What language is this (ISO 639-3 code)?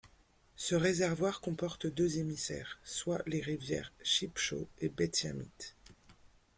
fra